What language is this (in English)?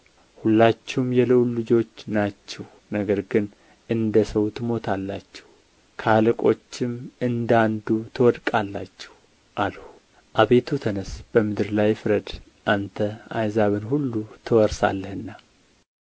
Amharic